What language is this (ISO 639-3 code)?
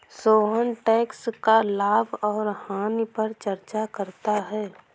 hin